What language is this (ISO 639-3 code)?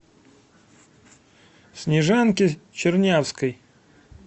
rus